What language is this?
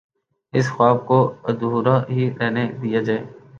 Urdu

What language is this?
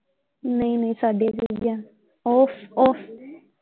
Punjabi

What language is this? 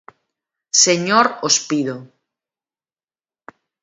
Galician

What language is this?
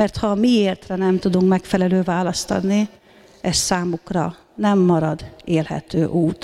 Hungarian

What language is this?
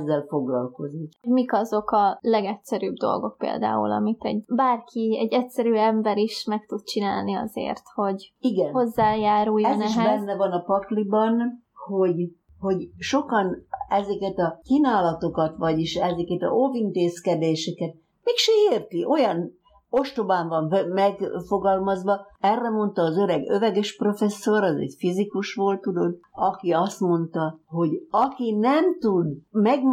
Hungarian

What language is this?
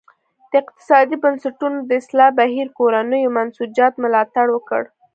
Pashto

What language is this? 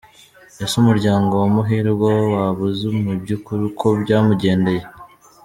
Kinyarwanda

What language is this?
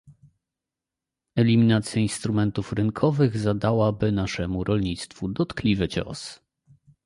Polish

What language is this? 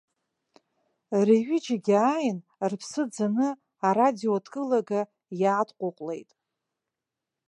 Abkhazian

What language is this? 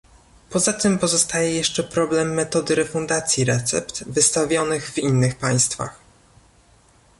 Polish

